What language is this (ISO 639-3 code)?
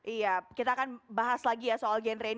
ind